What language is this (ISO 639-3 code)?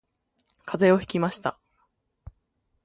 jpn